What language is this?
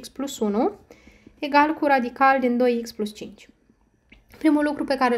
Romanian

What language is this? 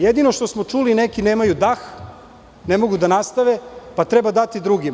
Serbian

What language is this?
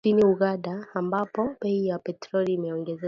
Swahili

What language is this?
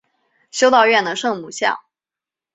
Chinese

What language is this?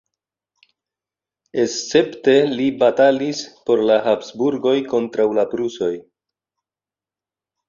Esperanto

